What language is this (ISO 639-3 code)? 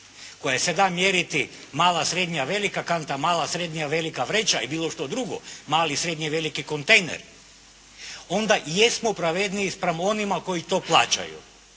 hrv